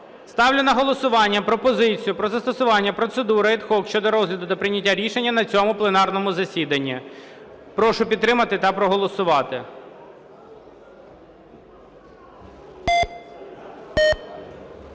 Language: Ukrainian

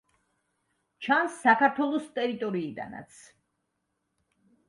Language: Georgian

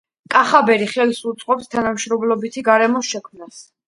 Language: Georgian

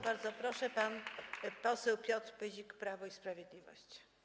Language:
Polish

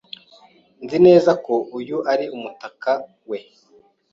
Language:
Kinyarwanda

